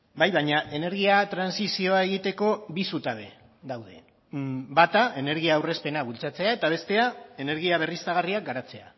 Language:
Basque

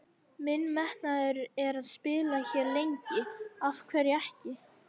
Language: Icelandic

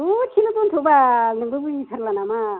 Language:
Bodo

